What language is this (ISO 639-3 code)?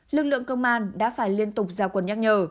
vie